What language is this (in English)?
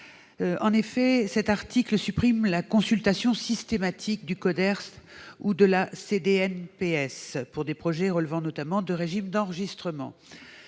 French